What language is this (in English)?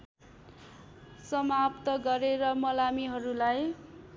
Nepali